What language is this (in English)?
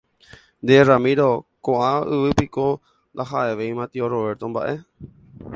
Guarani